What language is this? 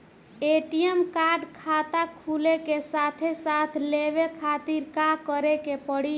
Bhojpuri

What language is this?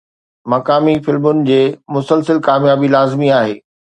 Sindhi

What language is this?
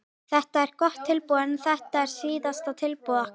Icelandic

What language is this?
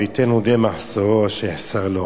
Hebrew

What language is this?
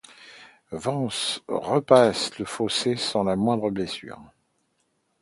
French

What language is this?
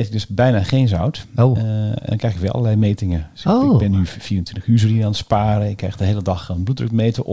Dutch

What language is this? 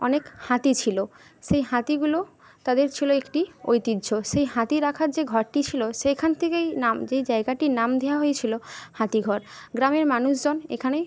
Bangla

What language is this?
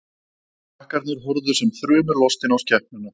Icelandic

